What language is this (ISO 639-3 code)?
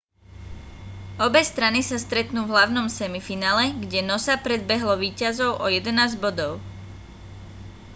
slk